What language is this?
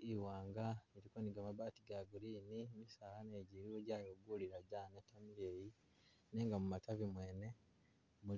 Masaaba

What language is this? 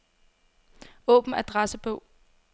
Danish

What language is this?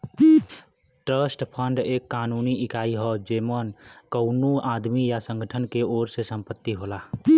Bhojpuri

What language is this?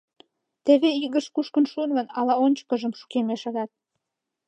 Mari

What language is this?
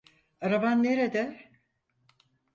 Turkish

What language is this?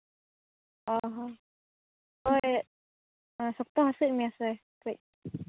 Santali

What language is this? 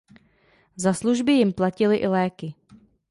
Czech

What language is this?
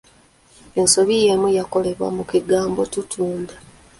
Ganda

